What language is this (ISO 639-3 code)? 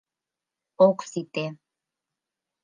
chm